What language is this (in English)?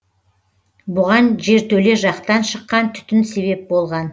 Kazakh